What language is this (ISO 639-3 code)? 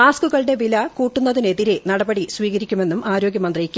mal